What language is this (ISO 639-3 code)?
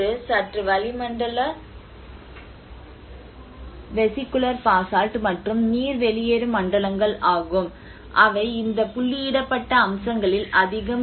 tam